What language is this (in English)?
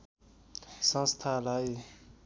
Nepali